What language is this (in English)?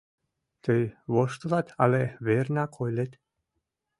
Mari